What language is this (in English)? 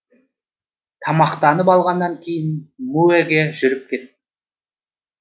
Kazakh